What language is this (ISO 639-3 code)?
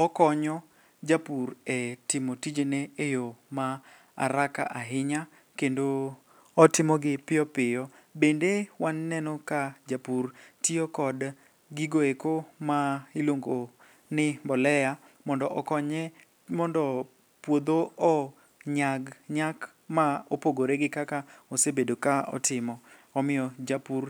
luo